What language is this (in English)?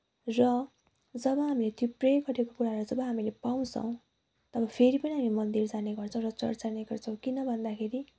Nepali